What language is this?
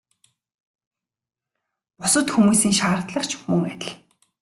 Mongolian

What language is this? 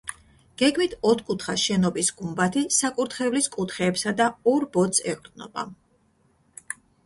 Georgian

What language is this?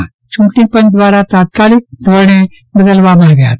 Gujarati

